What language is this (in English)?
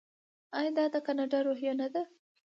Pashto